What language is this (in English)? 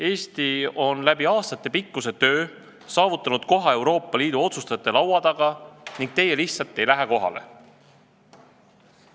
Estonian